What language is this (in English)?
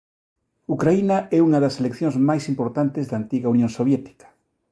Galician